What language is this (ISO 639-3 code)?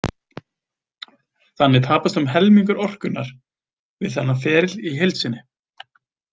isl